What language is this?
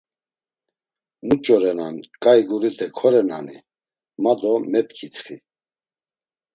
Laz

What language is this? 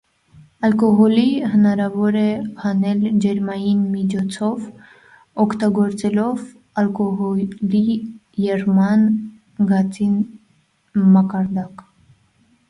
Armenian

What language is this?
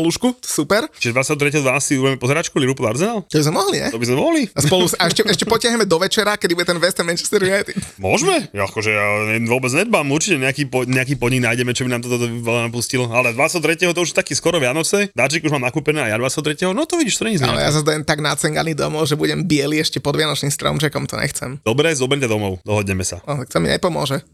Slovak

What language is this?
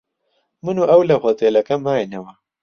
Central Kurdish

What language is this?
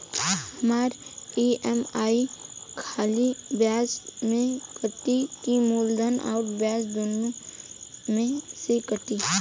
Bhojpuri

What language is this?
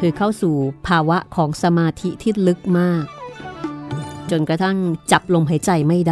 Thai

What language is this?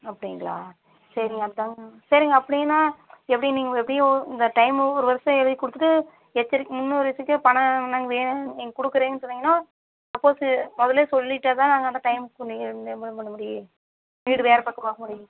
Tamil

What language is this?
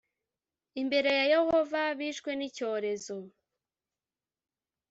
Kinyarwanda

